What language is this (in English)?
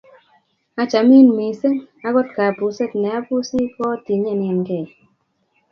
Kalenjin